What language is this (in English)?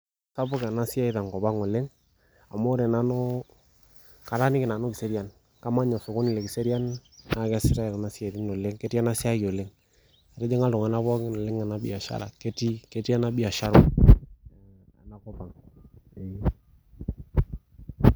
Masai